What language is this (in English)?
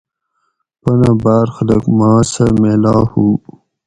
Gawri